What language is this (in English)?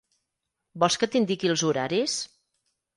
Catalan